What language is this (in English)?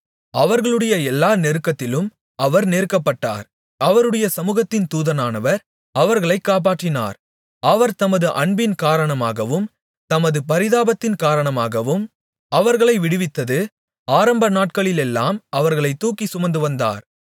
Tamil